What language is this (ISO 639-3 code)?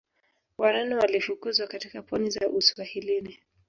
swa